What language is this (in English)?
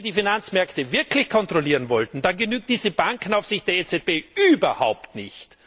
German